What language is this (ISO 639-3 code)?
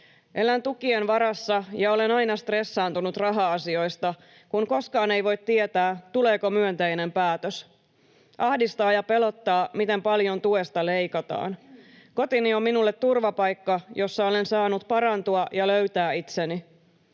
fin